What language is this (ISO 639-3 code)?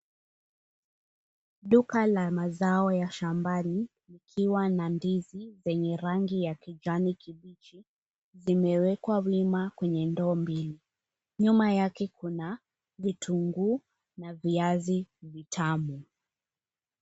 swa